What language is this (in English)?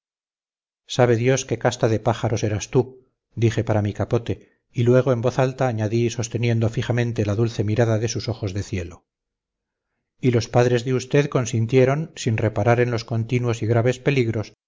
Spanish